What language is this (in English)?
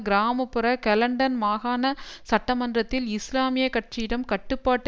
Tamil